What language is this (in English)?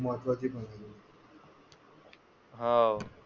Marathi